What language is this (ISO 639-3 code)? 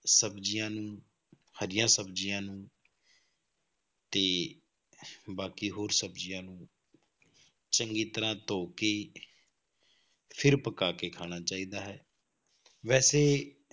pan